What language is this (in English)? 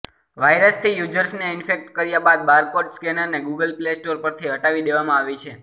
Gujarati